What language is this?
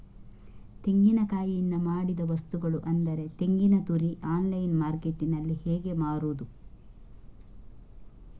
Kannada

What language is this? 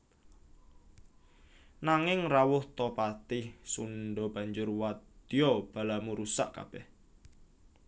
Javanese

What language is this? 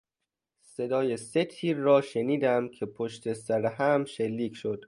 Persian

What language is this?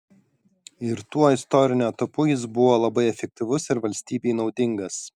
Lithuanian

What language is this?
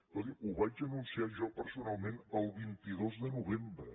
Catalan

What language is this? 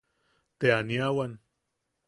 Yaqui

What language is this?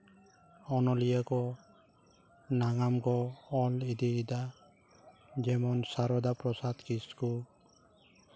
Santali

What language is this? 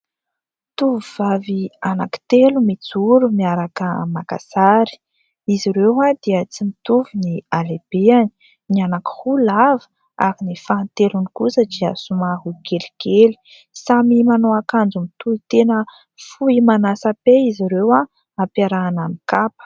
Malagasy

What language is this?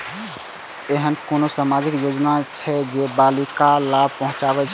Maithili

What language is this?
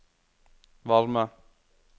Norwegian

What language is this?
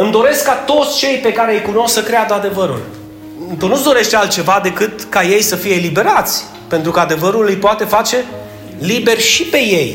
Romanian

